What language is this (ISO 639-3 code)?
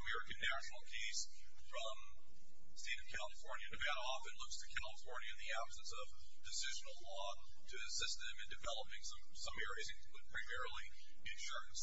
eng